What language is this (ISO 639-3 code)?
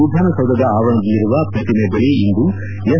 kan